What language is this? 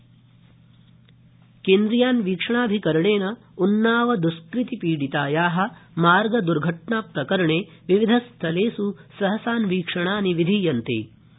Sanskrit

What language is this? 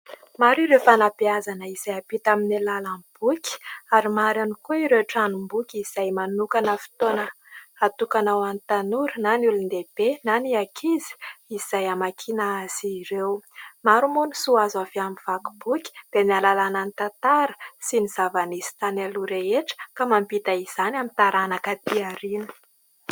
Malagasy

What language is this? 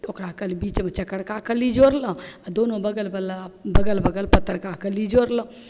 Maithili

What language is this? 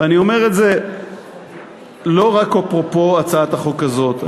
Hebrew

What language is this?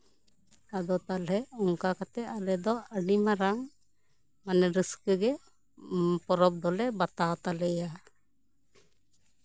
Santali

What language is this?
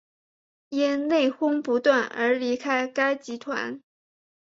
Chinese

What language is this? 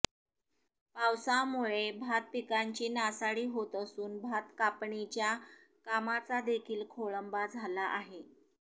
Marathi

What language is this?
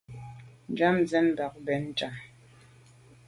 Medumba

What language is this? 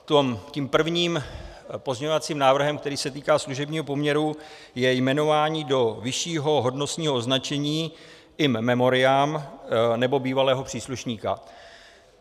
Czech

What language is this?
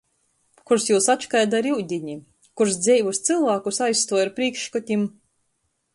Latgalian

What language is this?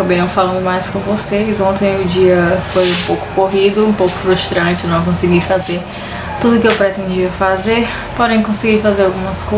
Portuguese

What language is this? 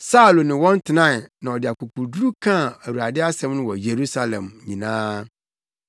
Akan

